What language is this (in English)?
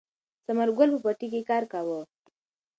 Pashto